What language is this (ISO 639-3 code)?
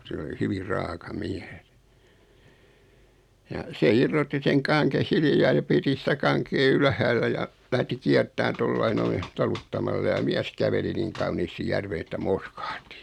fin